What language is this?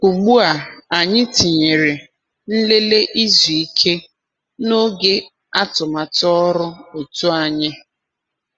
Igbo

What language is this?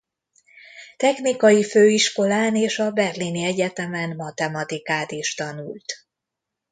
Hungarian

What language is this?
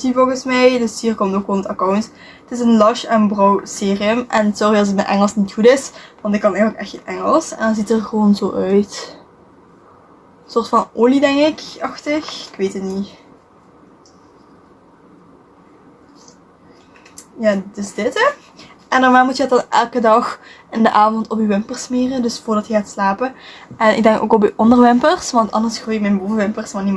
Dutch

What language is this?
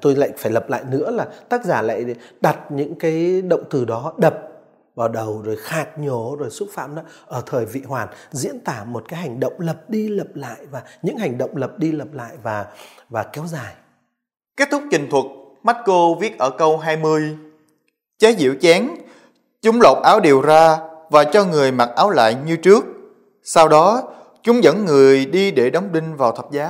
Vietnamese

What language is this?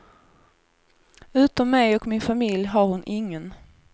Swedish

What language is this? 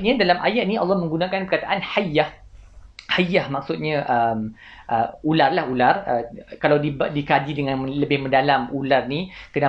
Malay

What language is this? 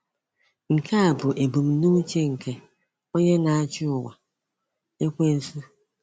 Igbo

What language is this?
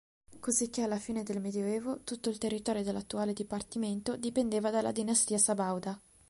Italian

